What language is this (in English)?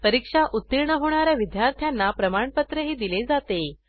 Marathi